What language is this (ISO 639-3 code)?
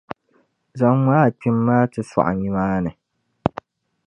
dag